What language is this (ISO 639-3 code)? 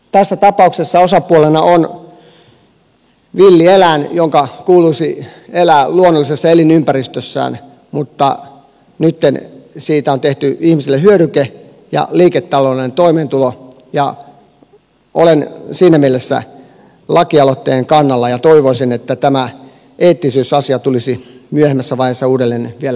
fin